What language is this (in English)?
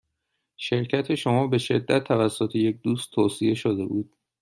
Persian